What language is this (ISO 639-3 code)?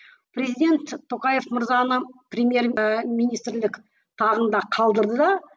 kaz